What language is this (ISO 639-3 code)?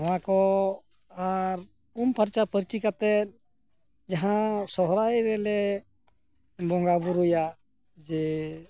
sat